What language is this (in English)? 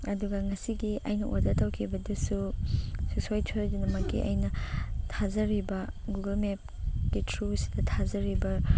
Manipuri